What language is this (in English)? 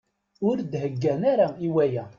Kabyle